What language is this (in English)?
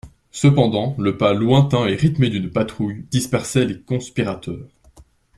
French